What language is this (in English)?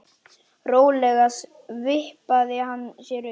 Icelandic